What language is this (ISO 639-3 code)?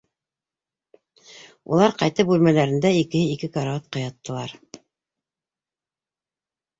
bak